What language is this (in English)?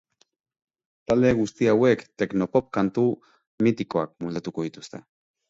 Basque